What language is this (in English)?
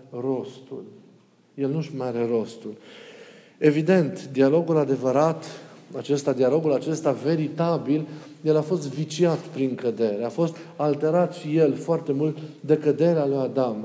Romanian